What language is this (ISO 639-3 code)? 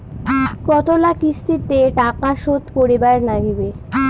ben